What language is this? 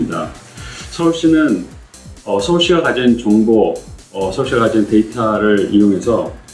Korean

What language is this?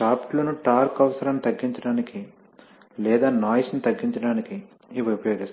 Telugu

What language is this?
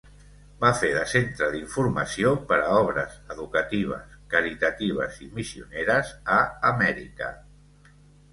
Catalan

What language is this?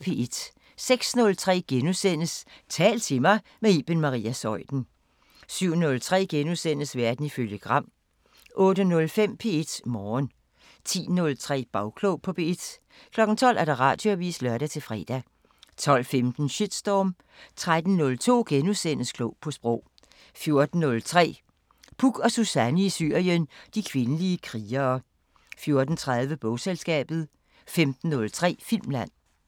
Danish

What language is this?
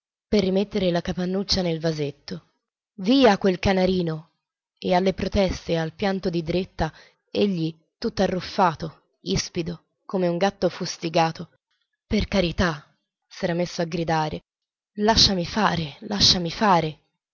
Italian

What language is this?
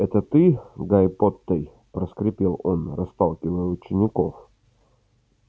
Russian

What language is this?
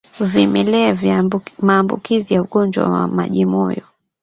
Swahili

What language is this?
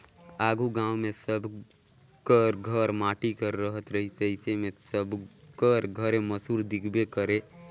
Chhattisgarhi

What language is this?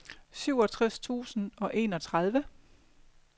Danish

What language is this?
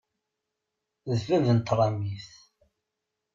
Kabyle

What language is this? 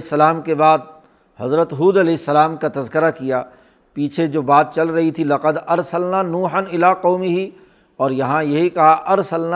Urdu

